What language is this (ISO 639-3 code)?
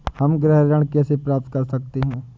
hin